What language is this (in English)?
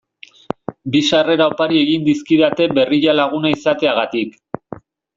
Basque